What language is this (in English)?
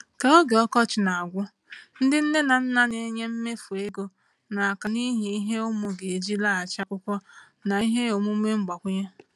Igbo